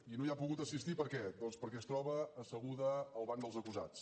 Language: Catalan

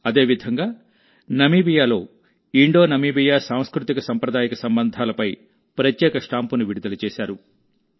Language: Telugu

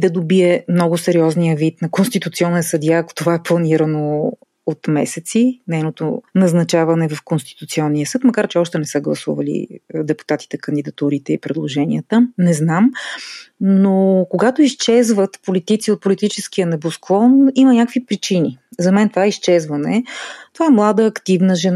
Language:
Bulgarian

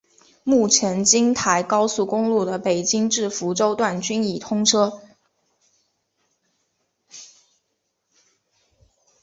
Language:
Chinese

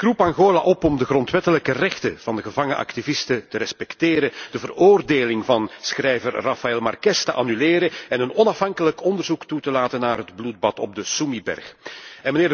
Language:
Dutch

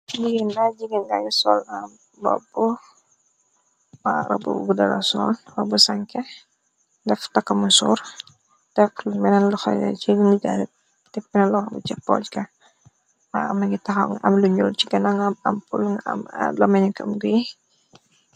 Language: Wolof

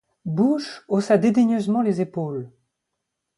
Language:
French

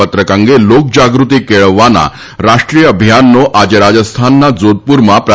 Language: Gujarati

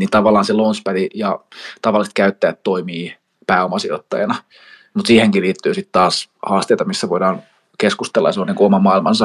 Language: Finnish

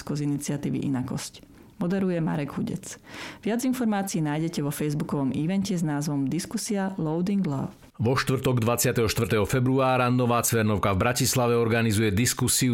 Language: Slovak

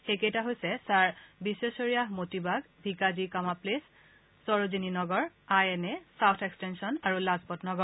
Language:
Assamese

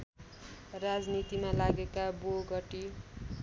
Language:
Nepali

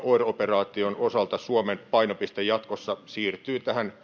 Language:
Finnish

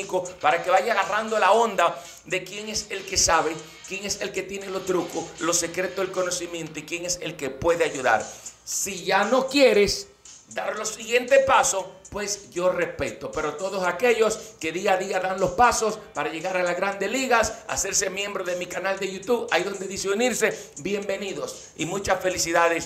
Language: Spanish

